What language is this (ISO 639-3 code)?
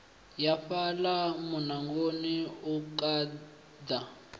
ven